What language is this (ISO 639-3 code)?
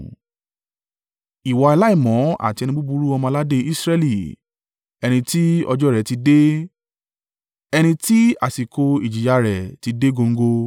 yor